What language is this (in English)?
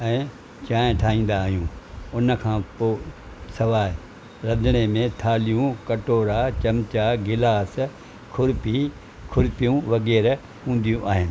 Sindhi